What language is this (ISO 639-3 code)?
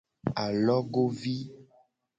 gej